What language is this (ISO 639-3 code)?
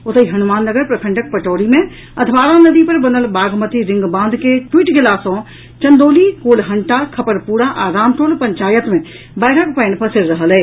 mai